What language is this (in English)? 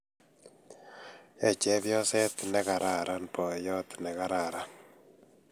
Kalenjin